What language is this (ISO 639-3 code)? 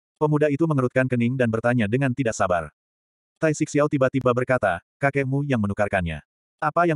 ind